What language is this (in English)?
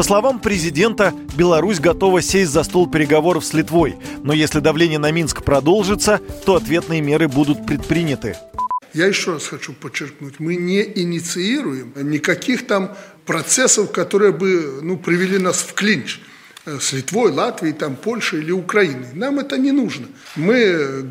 Russian